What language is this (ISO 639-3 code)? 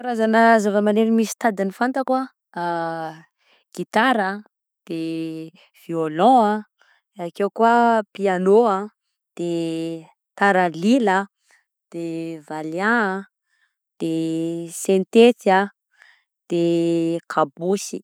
bzc